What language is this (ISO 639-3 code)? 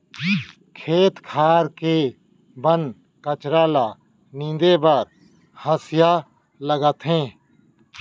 hne